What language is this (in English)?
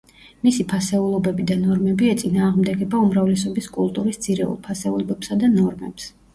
Georgian